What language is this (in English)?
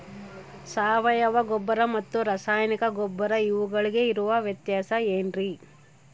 Kannada